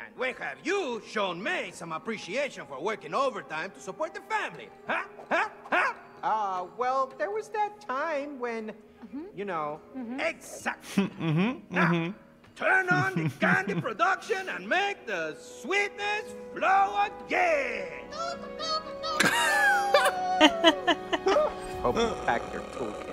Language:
German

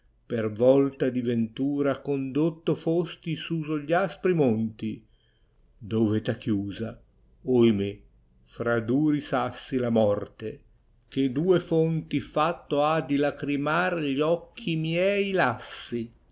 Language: Italian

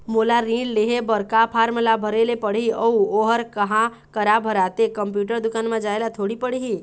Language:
Chhattisgarhi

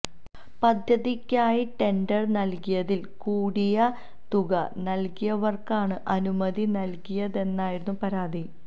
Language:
Malayalam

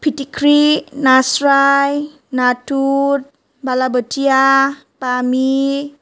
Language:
Bodo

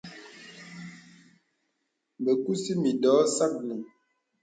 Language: Bebele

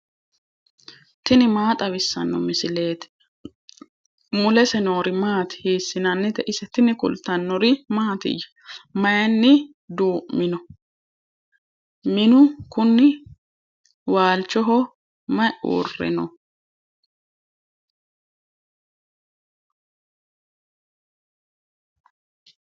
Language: Sidamo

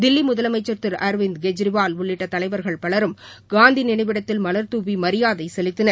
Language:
Tamil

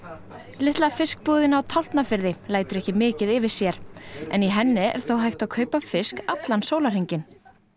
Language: Icelandic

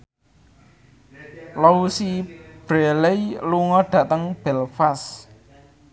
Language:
Javanese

